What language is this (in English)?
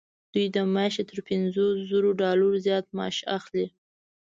Pashto